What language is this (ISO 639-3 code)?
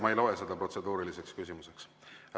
est